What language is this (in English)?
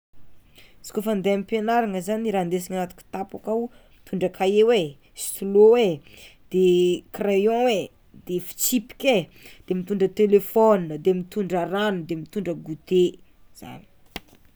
Tsimihety Malagasy